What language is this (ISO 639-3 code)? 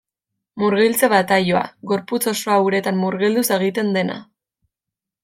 eus